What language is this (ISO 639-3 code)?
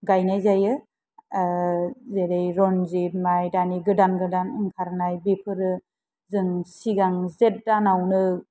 brx